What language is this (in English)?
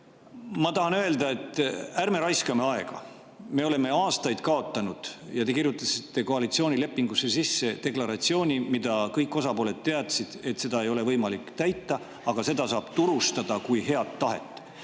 Estonian